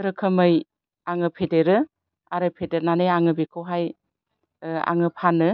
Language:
Bodo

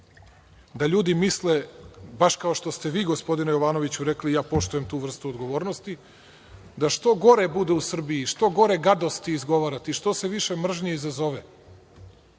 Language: Serbian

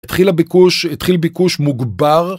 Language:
Hebrew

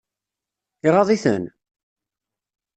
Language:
Kabyle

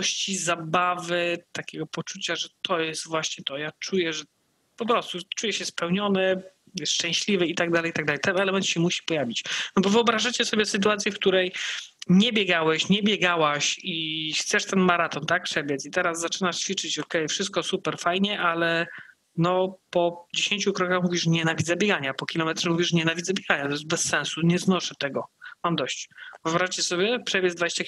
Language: Polish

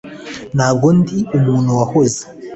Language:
Kinyarwanda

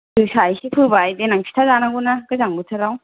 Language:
Bodo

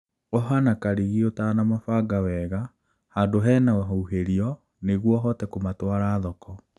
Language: Kikuyu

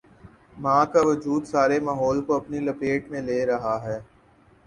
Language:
Urdu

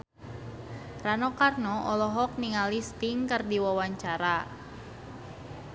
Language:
Sundanese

